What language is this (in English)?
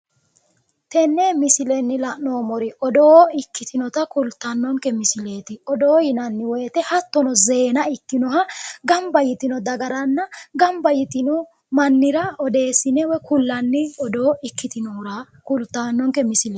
Sidamo